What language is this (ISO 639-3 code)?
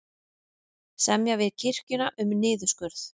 isl